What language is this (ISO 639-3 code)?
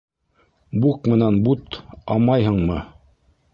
bak